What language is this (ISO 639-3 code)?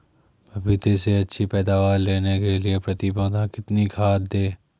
hin